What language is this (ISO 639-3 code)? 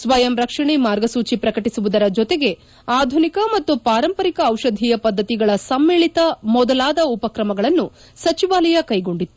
kan